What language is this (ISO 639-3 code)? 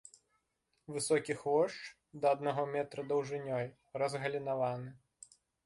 bel